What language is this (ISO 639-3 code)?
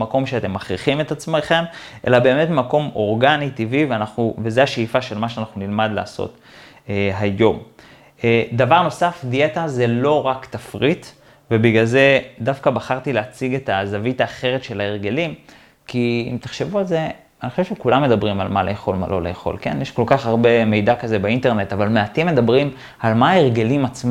heb